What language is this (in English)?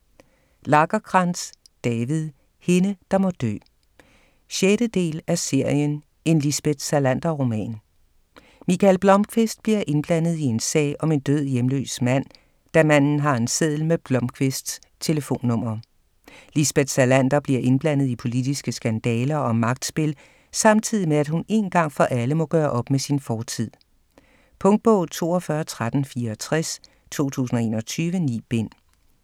Danish